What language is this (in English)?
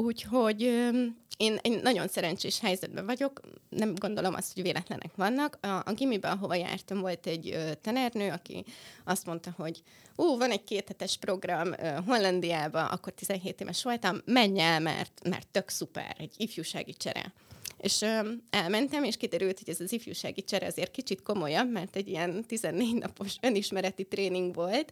Hungarian